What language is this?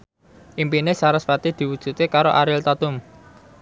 Javanese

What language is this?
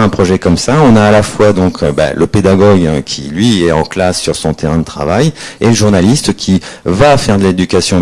French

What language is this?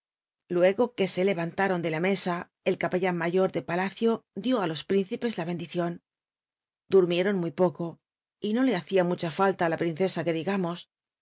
Spanish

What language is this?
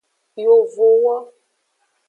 Aja (Benin)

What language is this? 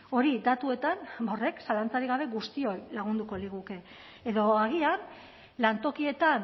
Basque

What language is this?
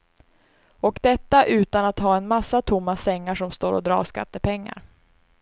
Swedish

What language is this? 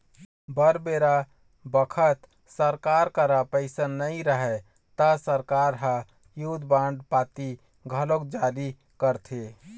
Chhattisgarhi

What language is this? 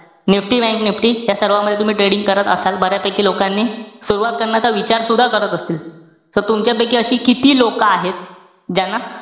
Marathi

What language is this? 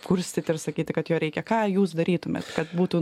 Lithuanian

